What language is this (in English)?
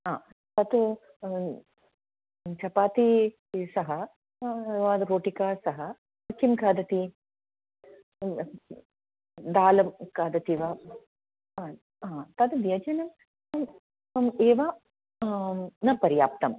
Sanskrit